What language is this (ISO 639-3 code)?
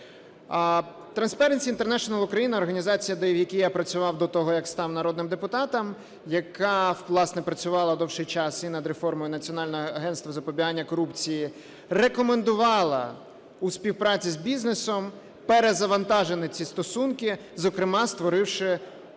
ukr